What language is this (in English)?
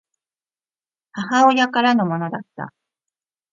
Japanese